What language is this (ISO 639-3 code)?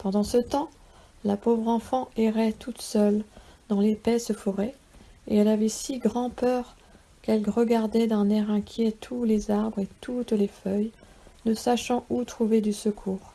fra